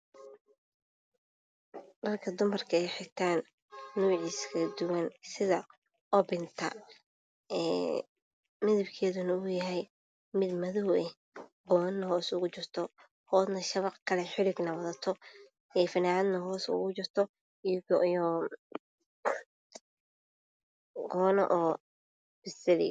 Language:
Somali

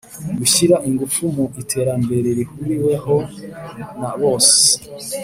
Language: Kinyarwanda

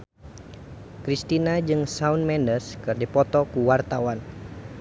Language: Sundanese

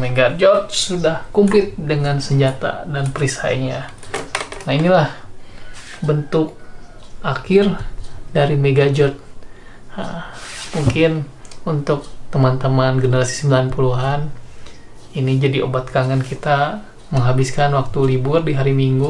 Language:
Indonesian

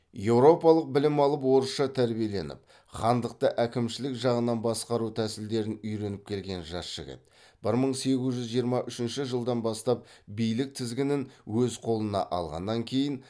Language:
Kazakh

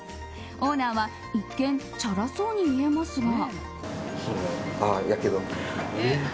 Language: Japanese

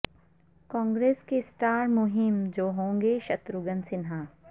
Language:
Urdu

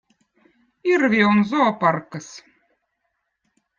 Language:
Votic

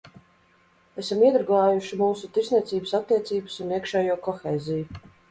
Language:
Latvian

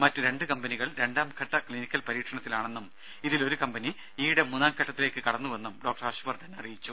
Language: Malayalam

